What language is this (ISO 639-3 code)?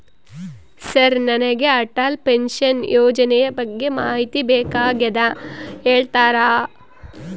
kan